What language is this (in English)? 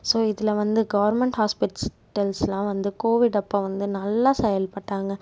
Tamil